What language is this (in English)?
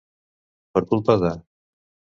Catalan